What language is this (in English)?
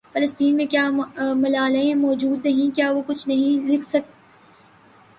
Urdu